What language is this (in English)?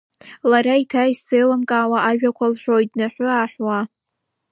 Abkhazian